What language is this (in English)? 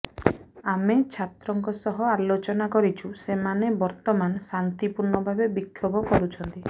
Odia